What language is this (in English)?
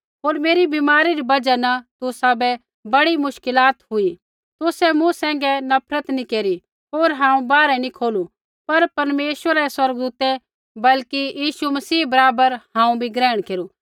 Kullu Pahari